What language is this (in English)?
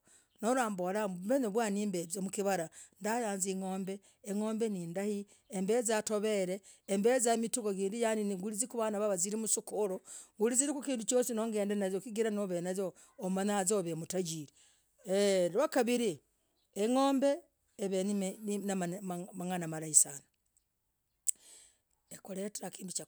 Logooli